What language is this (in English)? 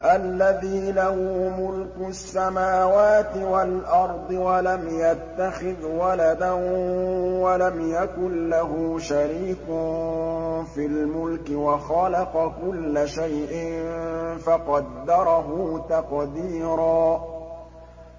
Arabic